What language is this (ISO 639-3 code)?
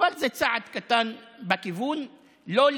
heb